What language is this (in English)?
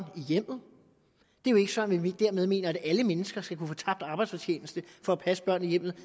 Danish